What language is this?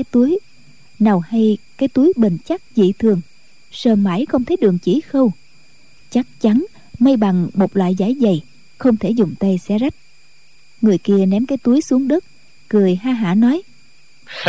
Vietnamese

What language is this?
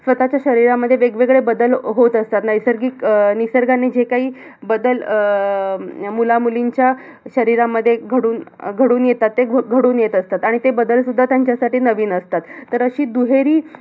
Marathi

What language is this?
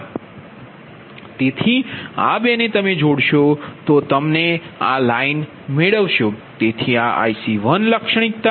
Gujarati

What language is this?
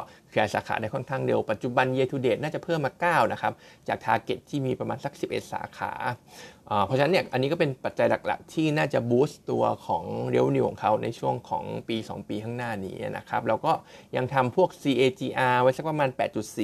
Thai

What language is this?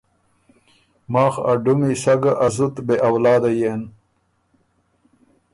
Ormuri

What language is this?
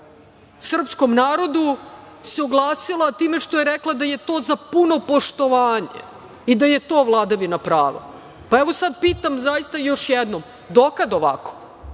Serbian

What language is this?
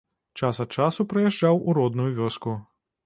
Belarusian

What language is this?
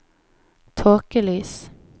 Norwegian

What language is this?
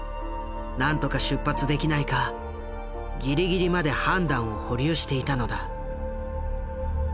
Japanese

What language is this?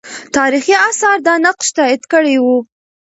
Pashto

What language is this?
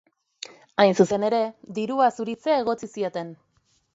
Basque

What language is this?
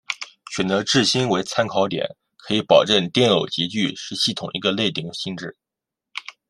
Chinese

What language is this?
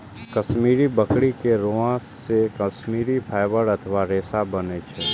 Maithili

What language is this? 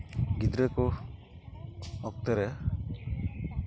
Santali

